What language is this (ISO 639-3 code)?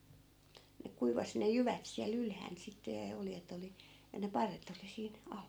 fin